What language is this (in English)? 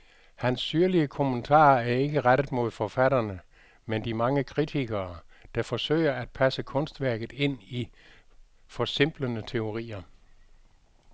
Danish